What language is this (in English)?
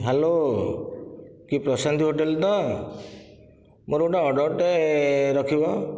Odia